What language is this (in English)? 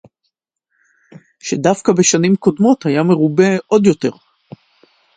Hebrew